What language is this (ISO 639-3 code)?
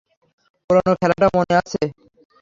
ben